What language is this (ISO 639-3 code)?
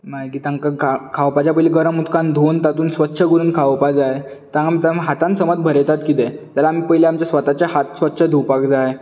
kok